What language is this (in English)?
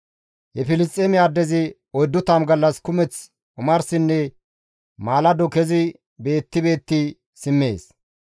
Gamo